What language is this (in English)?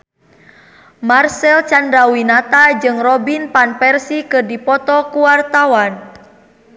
Sundanese